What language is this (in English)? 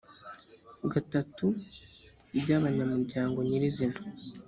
Kinyarwanda